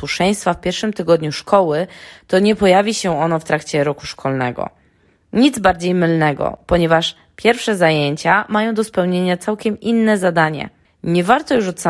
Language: Polish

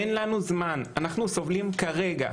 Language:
Hebrew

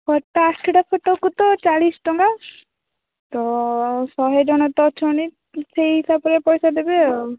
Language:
Odia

